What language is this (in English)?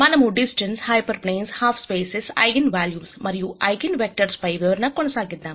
Telugu